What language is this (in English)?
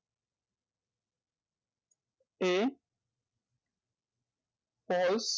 Bangla